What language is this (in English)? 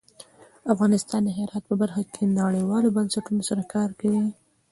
Pashto